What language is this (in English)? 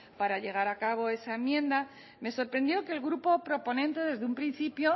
Spanish